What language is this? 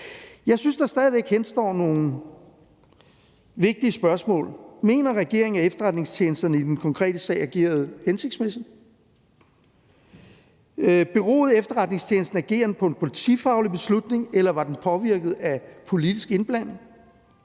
Danish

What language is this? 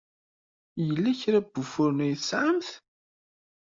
Kabyle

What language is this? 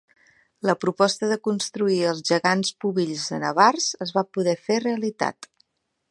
Catalan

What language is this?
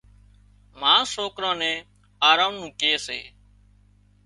Wadiyara Koli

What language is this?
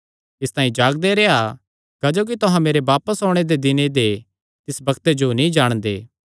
Kangri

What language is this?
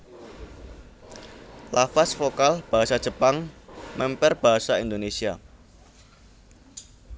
Javanese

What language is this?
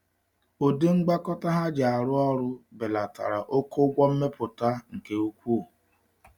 Igbo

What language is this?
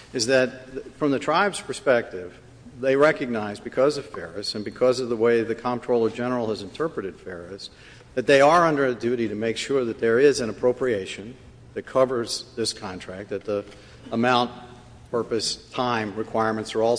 English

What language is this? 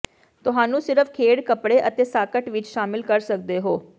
Punjabi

